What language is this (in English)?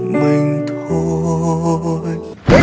Vietnamese